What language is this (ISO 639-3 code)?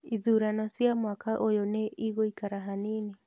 kik